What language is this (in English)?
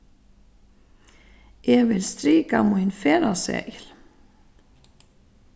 Faroese